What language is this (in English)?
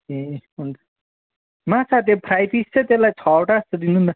Nepali